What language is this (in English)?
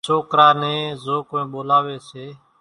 Kachi Koli